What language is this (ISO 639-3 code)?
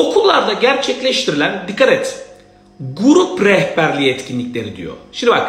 tur